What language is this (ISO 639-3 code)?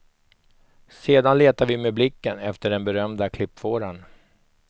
swe